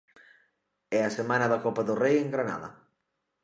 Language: Galician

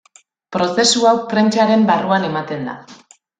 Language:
Basque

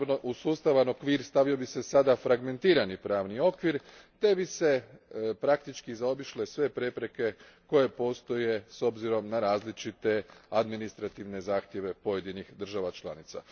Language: Croatian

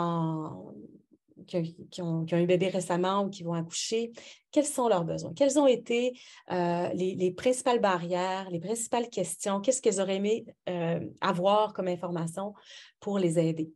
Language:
French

